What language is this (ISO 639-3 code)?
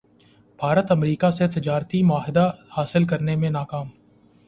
urd